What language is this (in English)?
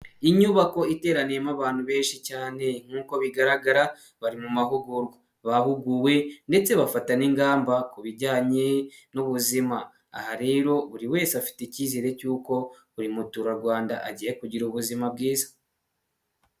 Kinyarwanda